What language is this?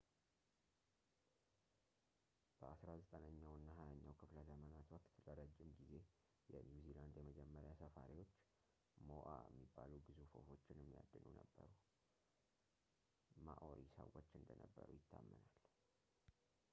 Amharic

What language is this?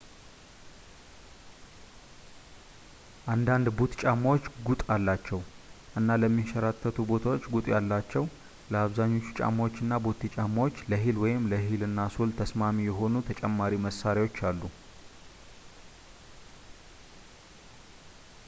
Amharic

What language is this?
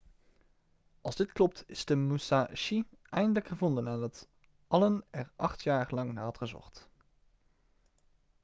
Dutch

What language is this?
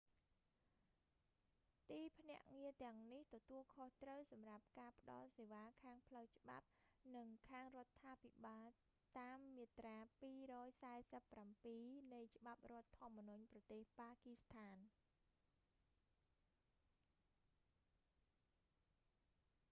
Khmer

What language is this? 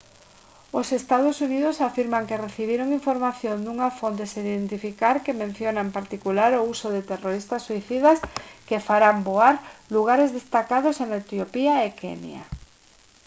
Galician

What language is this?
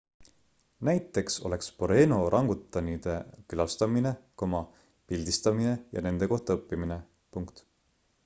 Estonian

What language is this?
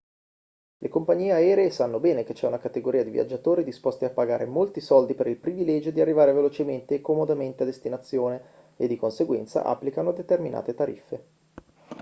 Italian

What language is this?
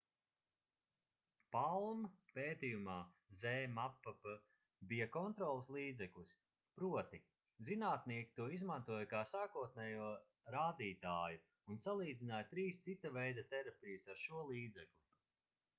Latvian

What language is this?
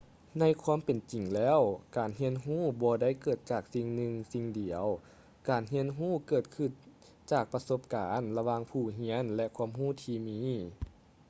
Lao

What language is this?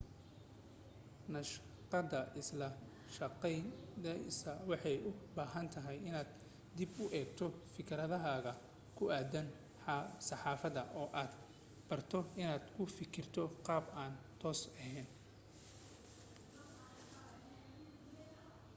Somali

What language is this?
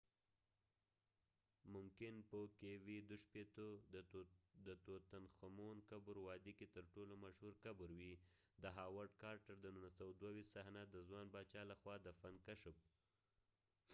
Pashto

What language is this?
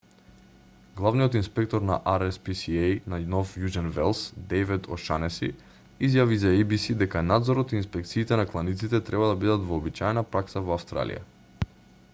Macedonian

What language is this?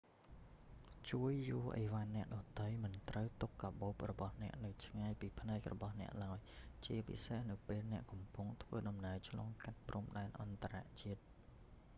Khmer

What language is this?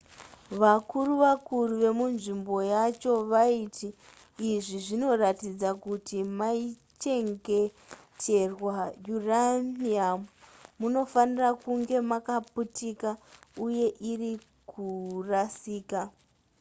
Shona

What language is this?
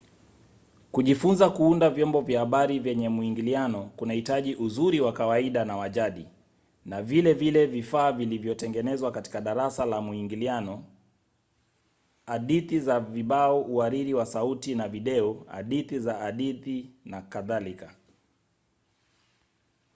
Swahili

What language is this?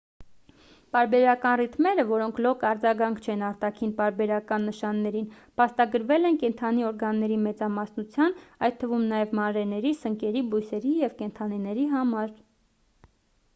Armenian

